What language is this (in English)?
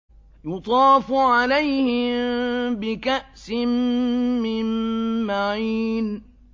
Arabic